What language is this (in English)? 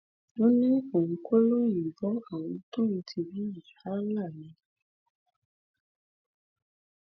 Yoruba